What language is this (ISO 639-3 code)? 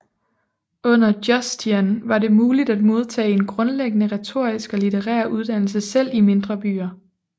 dan